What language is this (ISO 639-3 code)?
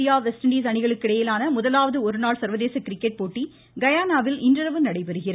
tam